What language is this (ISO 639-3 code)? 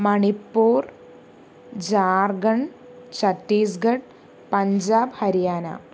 mal